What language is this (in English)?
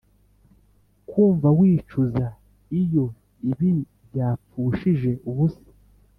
Kinyarwanda